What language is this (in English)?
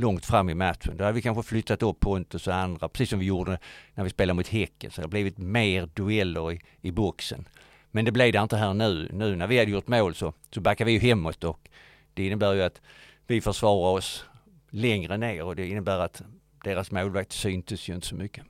Swedish